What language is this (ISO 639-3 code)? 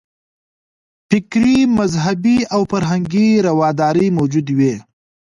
pus